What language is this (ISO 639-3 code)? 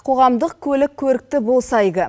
kaz